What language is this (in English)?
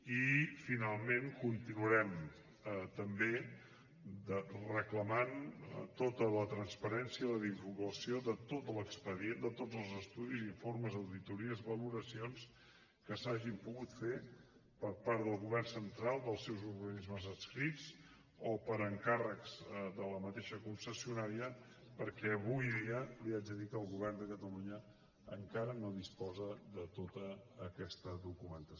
Catalan